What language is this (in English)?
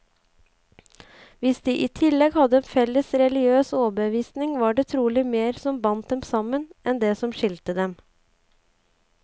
Norwegian